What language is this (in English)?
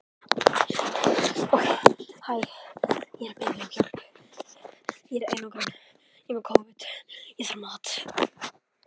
Icelandic